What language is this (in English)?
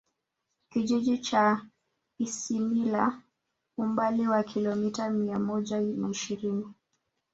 Swahili